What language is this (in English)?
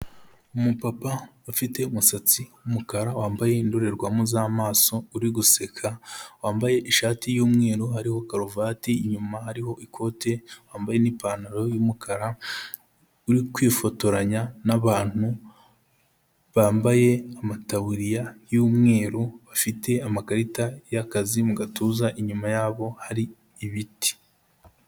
Kinyarwanda